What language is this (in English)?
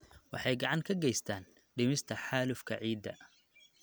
Somali